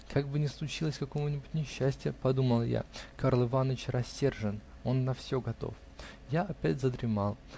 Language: Russian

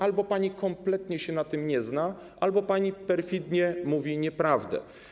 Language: Polish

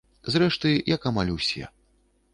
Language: Belarusian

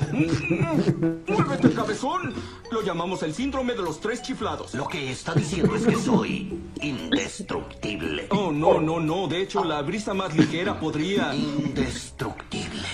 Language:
Spanish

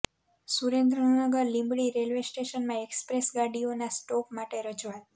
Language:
Gujarati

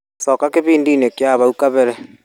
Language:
Kikuyu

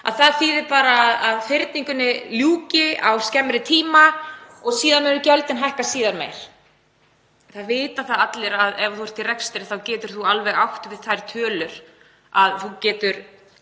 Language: Icelandic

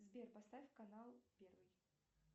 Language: Russian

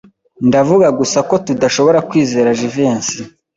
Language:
Kinyarwanda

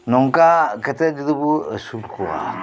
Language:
Santali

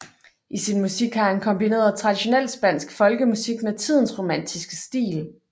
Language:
Danish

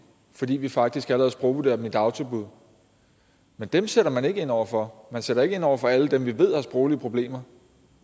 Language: Danish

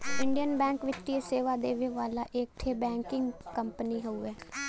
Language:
Bhojpuri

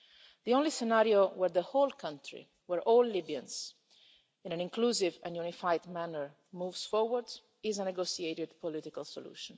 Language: English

